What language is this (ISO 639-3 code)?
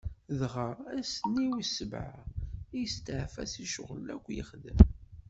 kab